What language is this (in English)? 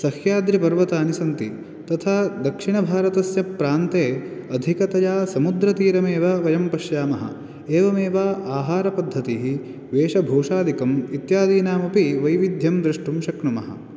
Sanskrit